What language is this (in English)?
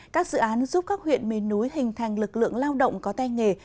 Vietnamese